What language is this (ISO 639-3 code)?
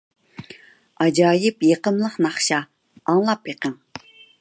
uig